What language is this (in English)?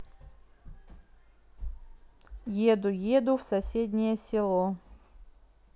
Russian